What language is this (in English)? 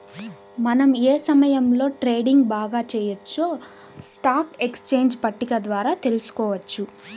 Telugu